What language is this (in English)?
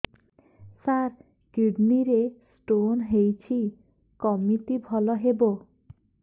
Odia